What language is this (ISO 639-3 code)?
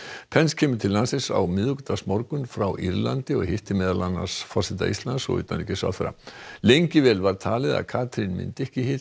isl